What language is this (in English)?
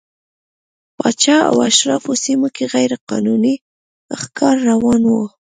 Pashto